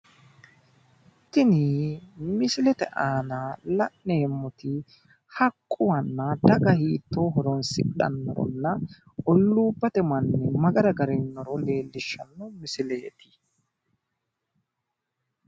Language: Sidamo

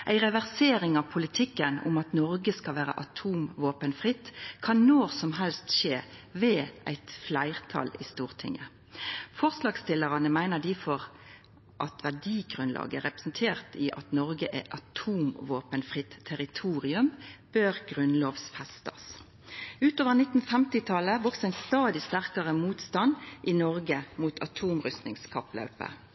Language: Norwegian Nynorsk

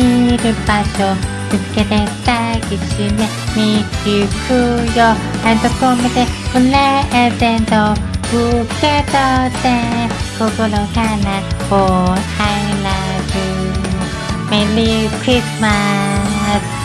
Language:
Japanese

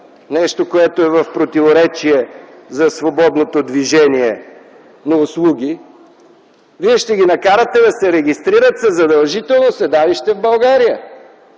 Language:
Bulgarian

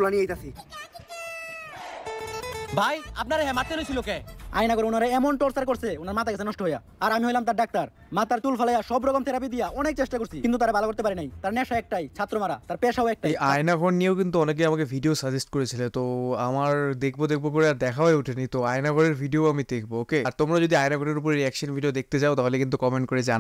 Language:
Indonesian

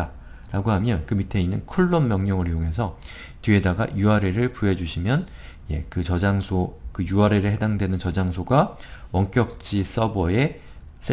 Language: Korean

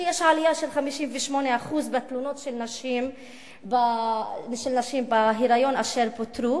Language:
Hebrew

